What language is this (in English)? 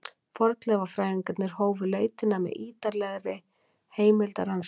Icelandic